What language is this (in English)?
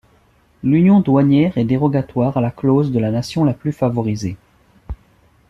French